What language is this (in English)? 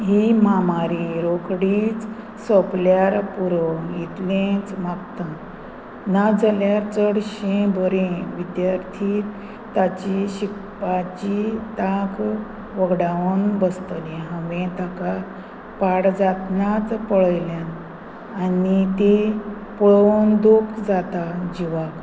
Konkani